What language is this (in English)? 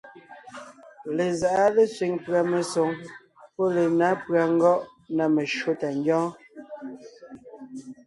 Ngiemboon